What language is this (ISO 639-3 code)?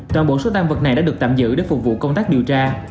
vie